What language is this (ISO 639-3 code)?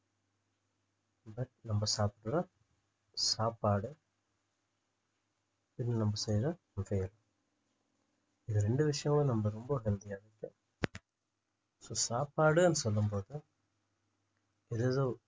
tam